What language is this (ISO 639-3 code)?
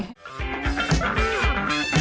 tha